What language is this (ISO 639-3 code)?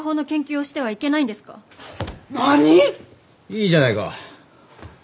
jpn